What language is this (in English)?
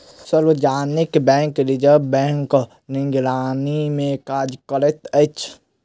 Maithili